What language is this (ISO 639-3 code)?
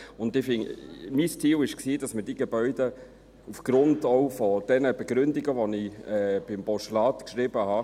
gsw